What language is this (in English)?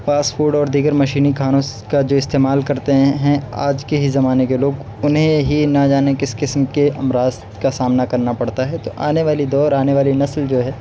Urdu